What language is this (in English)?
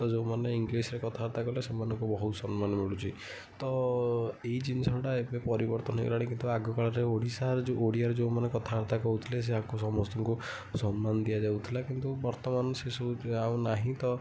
Odia